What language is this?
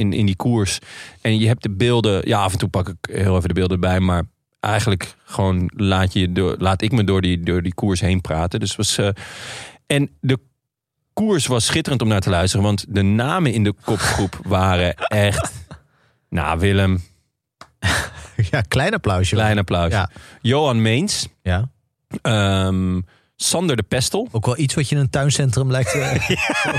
Dutch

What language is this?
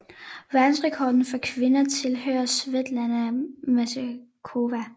Danish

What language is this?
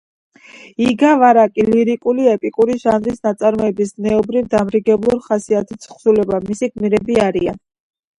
Georgian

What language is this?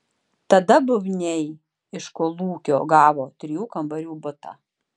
Lithuanian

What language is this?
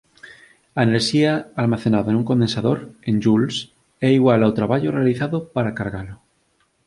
Galician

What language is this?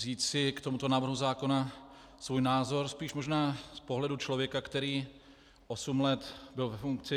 Czech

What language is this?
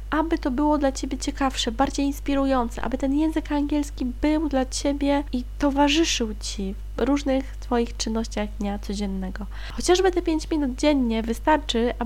Polish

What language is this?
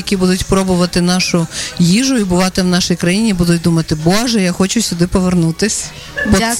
Ukrainian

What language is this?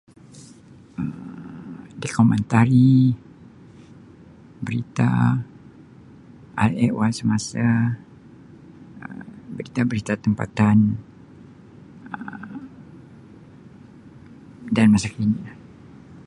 Sabah Malay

